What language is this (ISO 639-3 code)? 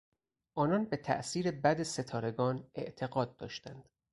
fas